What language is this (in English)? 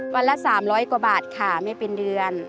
Thai